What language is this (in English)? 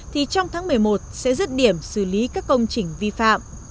Vietnamese